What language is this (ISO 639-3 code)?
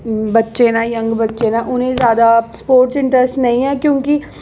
doi